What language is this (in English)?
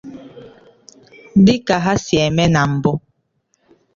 Igbo